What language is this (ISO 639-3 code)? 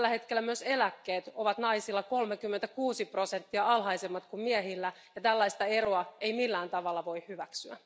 fin